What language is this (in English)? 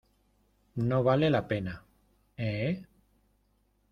Spanish